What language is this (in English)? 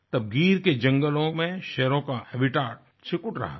Hindi